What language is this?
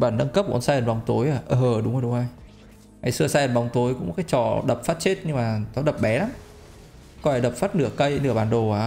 Vietnamese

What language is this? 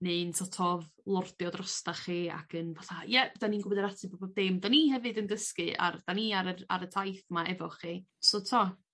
Welsh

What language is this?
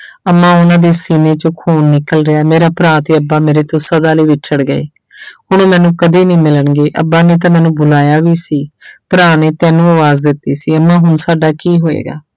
Punjabi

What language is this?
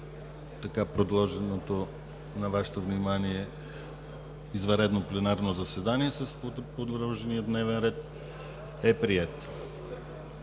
Bulgarian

